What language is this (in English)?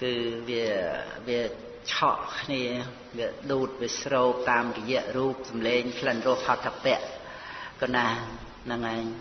Khmer